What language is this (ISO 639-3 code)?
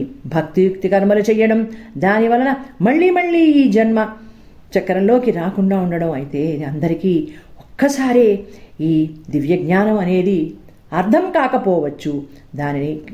tel